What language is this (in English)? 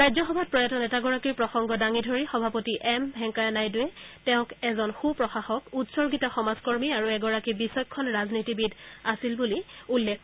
Assamese